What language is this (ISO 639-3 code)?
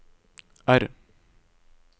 nor